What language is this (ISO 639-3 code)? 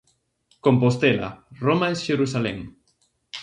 glg